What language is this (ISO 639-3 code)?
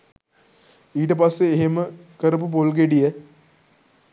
sin